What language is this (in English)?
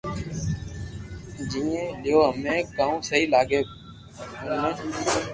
Loarki